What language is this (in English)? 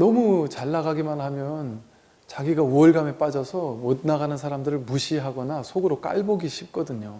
Korean